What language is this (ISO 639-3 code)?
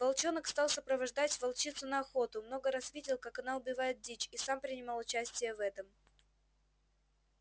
rus